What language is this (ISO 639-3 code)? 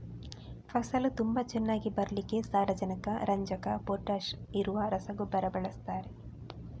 kan